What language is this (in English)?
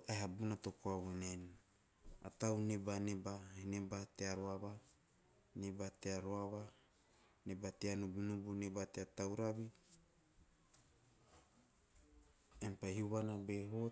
Teop